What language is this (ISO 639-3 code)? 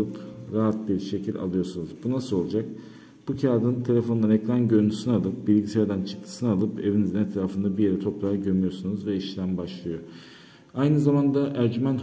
tur